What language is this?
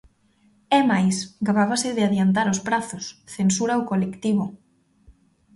Galician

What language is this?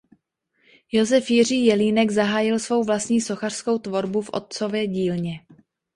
Czech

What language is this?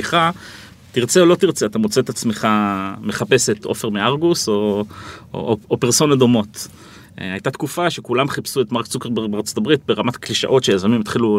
Hebrew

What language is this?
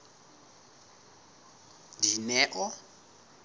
Southern Sotho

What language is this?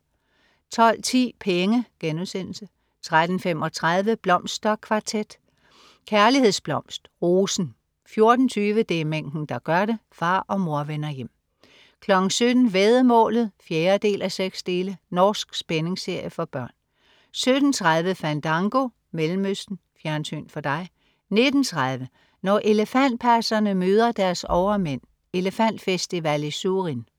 Danish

